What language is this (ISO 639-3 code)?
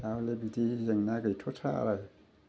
brx